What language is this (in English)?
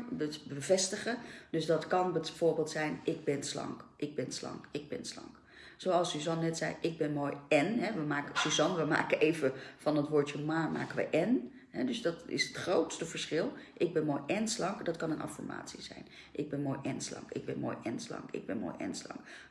Dutch